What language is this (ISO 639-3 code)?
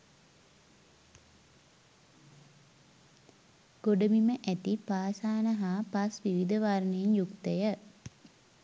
sin